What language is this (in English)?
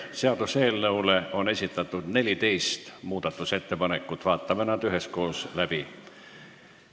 Estonian